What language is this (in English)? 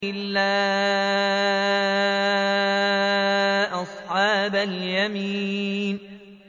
Arabic